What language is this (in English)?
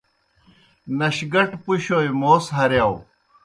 Kohistani Shina